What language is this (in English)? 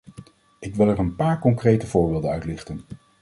Dutch